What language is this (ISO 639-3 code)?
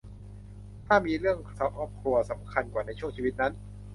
tha